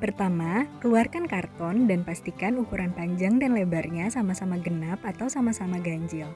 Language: Indonesian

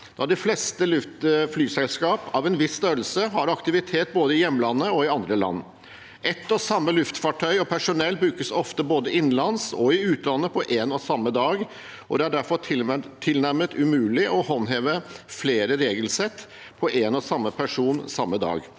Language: Norwegian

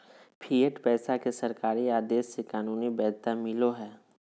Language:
Magahi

